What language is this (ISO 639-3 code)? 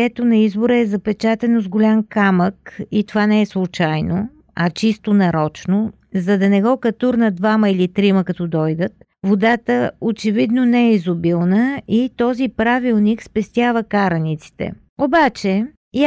bul